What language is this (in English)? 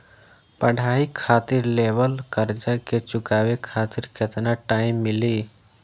Bhojpuri